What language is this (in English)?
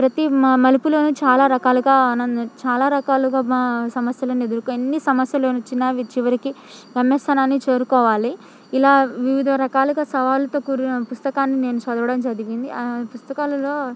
Telugu